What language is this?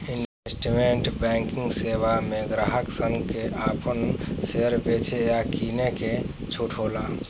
Bhojpuri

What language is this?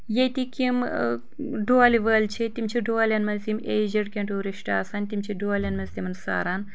Kashmiri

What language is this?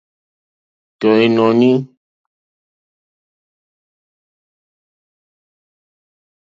Mokpwe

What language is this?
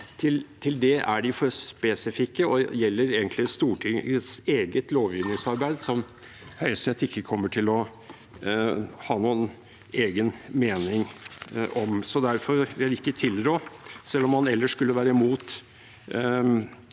Norwegian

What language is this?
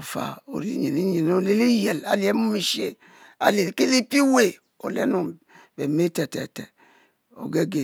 Mbe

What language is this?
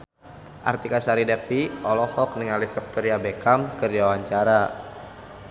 Sundanese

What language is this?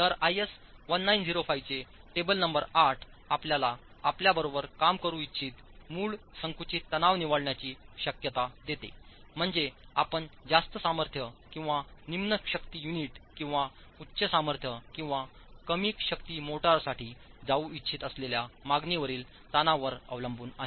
Marathi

